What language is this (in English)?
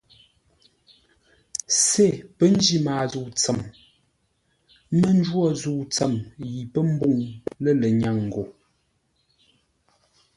Ngombale